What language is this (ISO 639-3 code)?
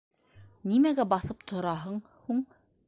bak